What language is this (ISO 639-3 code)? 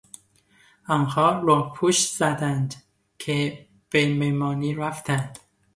fas